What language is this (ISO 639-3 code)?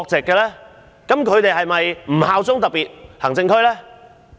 yue